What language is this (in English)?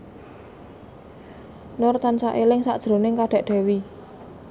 Javanese